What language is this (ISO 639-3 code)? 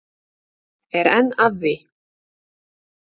isl